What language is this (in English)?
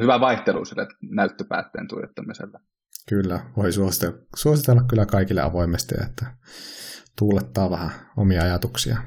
Finnish